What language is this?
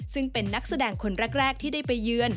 Thai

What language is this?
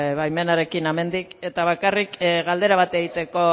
Basque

